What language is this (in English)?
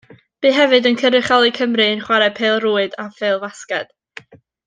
Welsh